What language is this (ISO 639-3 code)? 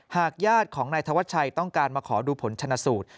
tha